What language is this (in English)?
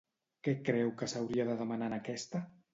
Catalan